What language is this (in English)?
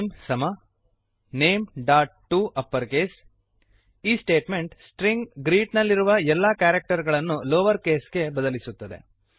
Kannada